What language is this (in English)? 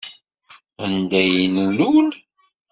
Kabyle